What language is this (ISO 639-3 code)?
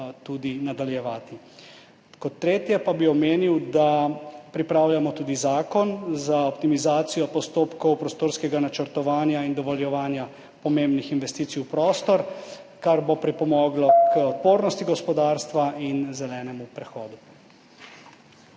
slv